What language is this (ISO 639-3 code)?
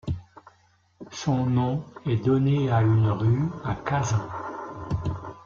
fra